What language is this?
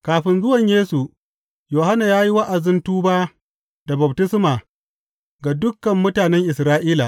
Hausa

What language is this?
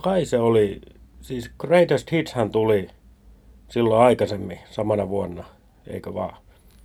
Finnish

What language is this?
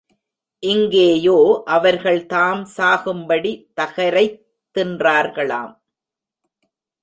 Tamil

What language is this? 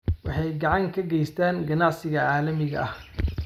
Somali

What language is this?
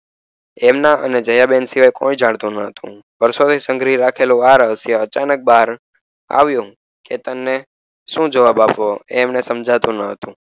Gujarati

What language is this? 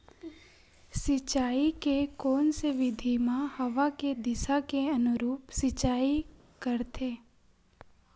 Chhattisgarhi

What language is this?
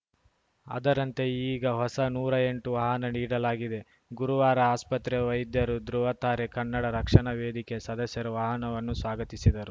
Kannada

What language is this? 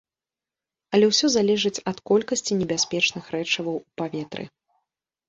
Belarusian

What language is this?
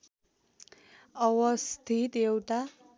Nepali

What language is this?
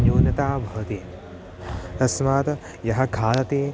Sanskrit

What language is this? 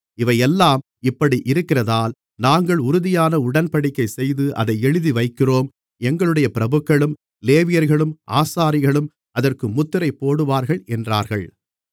Tamil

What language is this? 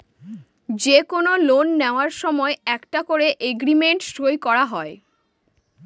Bangla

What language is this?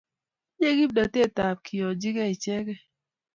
Kalenjin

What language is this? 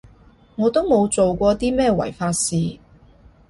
Cantonese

